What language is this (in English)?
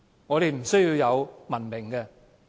Cantonese